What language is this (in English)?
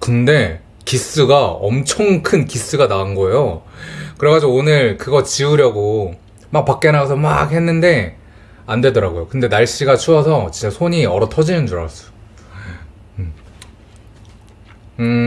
Korean